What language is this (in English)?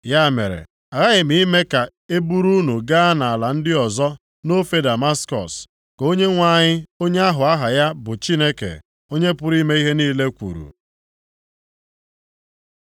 Igbo